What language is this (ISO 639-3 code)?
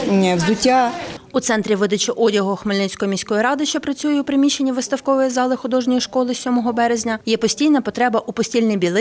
ukr